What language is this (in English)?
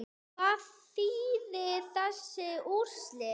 Icelandic